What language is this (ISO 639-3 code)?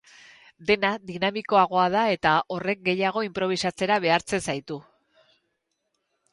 eus